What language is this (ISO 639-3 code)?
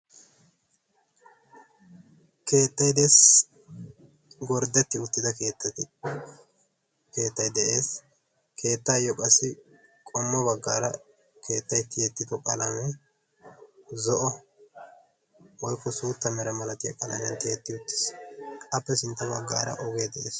wal